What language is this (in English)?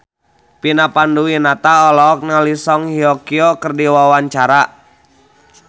Sundanese